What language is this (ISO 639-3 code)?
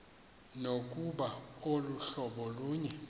xho